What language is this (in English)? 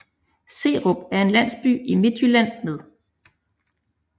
Danish